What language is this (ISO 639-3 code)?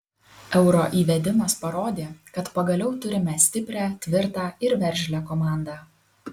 lit